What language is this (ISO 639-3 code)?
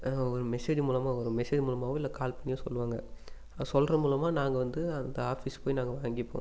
tam